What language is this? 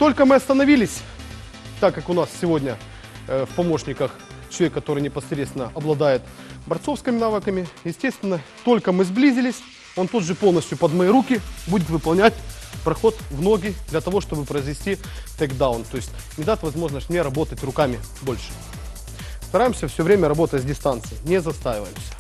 Russian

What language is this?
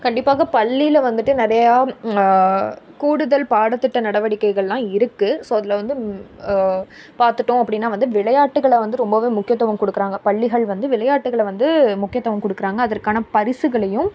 Tamil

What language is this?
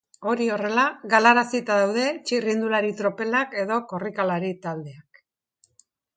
Basque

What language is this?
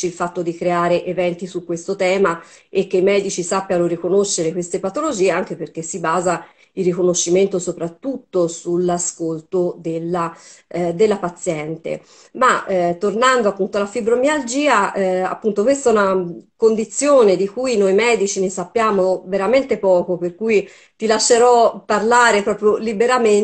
Italian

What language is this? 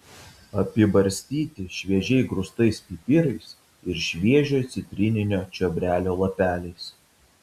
Lithuanian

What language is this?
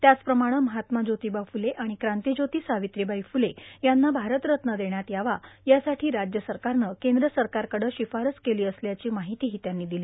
Marathi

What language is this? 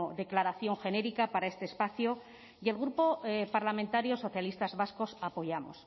Spanish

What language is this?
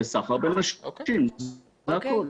Hebrew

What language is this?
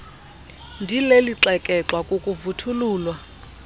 Xhosa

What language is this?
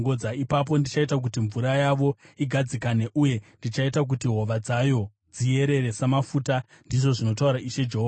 Shona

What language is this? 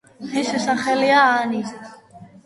Georgian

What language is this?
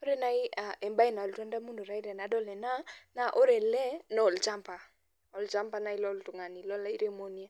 Masai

